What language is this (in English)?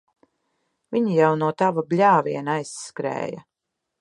Latvian